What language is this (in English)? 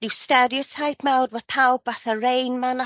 Welsh